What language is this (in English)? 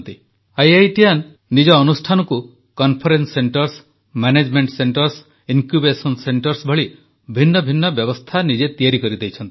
Odia